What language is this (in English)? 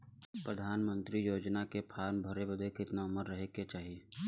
Bhojpuri